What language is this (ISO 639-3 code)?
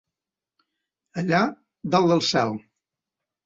cat